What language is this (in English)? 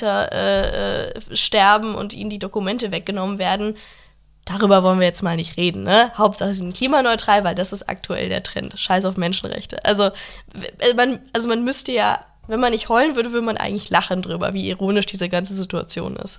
German